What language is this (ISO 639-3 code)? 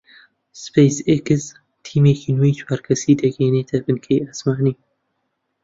ckb